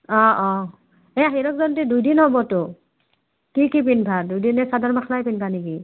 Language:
Assamese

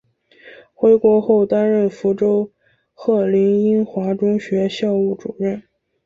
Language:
Chinese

